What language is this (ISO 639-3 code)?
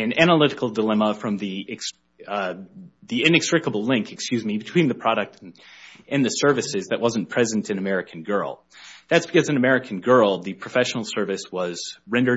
eng